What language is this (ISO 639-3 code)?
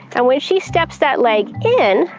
eng